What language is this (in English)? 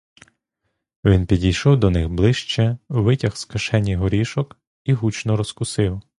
Ukrainian